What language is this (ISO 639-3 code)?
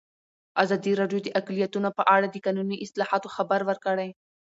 pus